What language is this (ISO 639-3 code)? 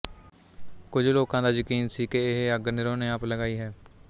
pan